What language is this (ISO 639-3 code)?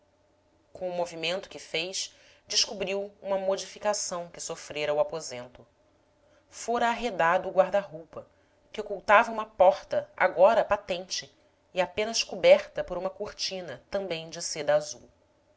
por